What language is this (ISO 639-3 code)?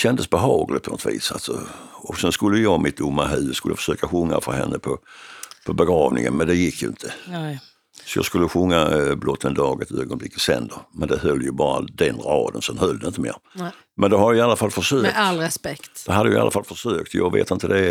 swe